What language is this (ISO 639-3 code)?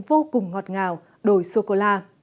vie